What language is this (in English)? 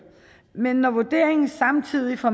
Danish